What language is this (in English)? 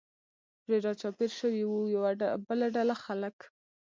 Pashto